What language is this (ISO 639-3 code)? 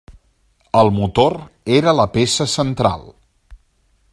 cat